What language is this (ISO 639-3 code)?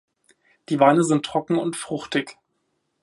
deu